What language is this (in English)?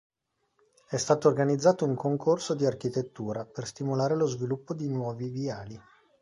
Italian